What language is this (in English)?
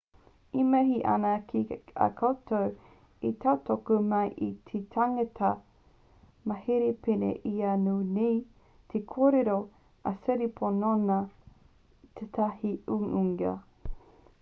Māori